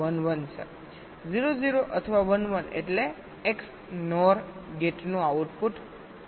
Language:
Gujarati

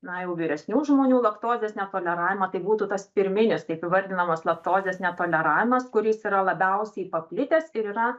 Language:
Lithuanian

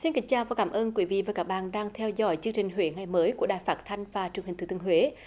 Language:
Vietnamese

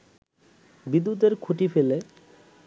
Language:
Bangla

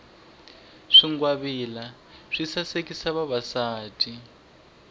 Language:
Tsonga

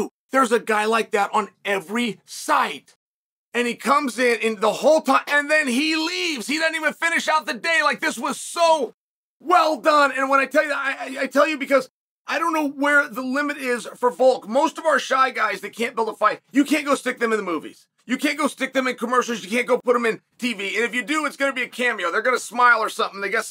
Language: English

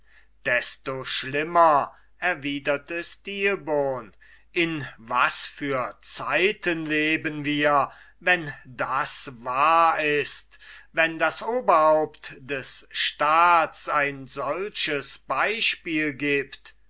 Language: German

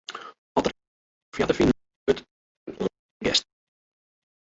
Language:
Western Frisian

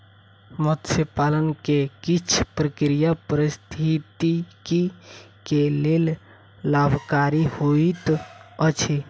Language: Maithili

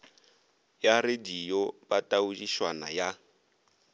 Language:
Northern Sotho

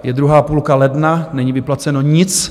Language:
Czech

